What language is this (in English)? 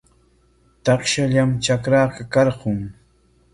Corongo Ancash Quechua